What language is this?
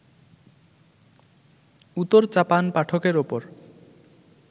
Bangla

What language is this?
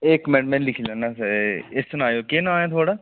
Dogri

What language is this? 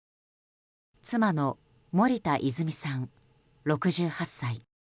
Japanese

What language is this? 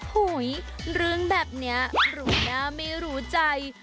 Thai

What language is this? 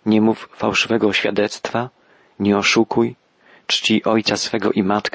Polish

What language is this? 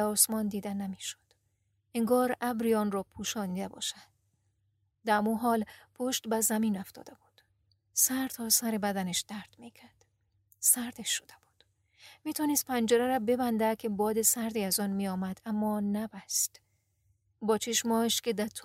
Persian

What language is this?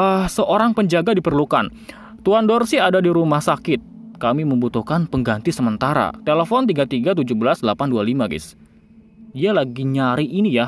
Indonesian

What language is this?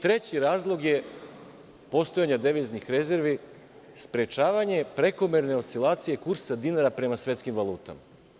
Serbian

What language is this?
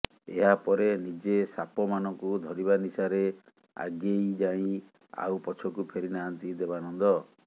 Odia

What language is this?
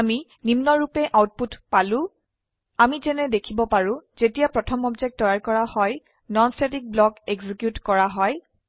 Assamese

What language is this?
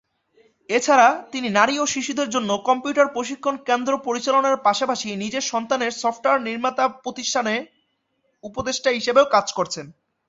Bangla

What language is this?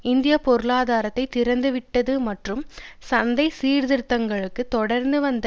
Tamil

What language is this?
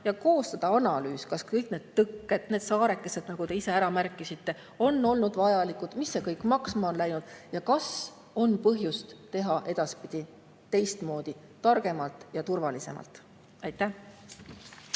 Estonian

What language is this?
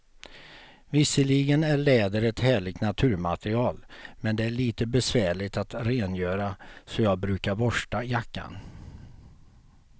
Swedish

